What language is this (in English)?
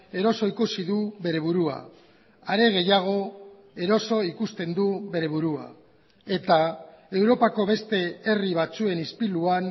Basque